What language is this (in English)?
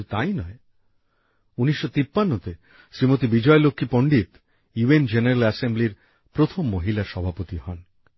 Bangla